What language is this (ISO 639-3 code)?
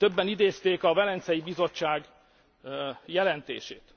hun